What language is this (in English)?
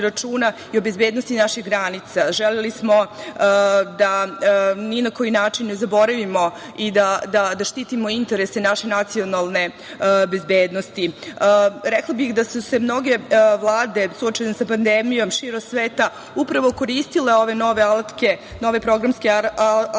Serbian